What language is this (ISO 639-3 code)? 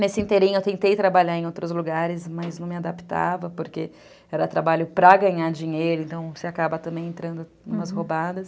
por